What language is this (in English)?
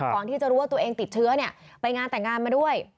Thai